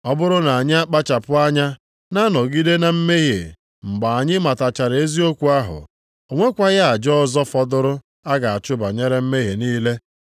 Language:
Igbo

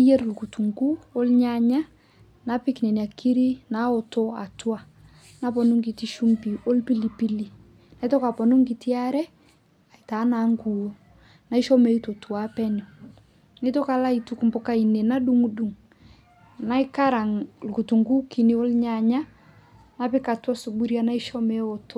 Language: Masai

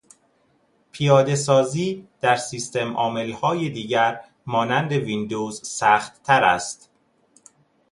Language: Persian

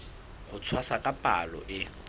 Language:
Southern Sotho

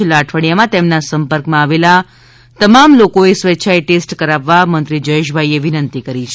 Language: Gujarati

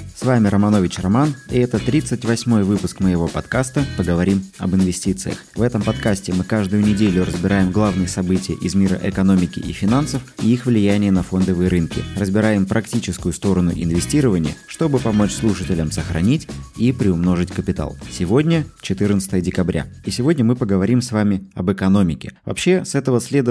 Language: Russian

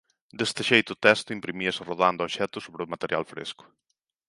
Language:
Galician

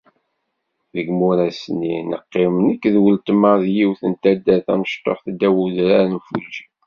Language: Kabyle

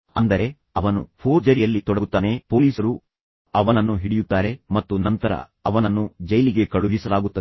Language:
Kannada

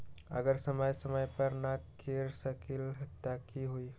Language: Magahi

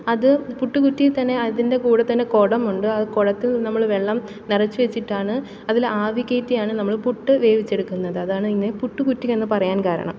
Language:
Malayalam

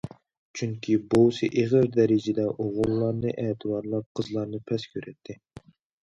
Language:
Uyghur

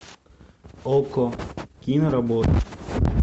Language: Russian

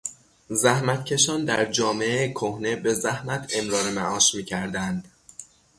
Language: Persian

